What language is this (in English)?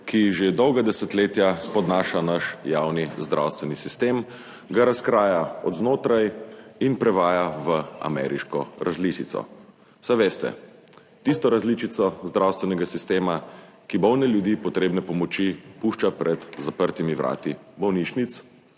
Slovenian